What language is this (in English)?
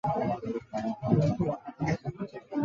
Chinese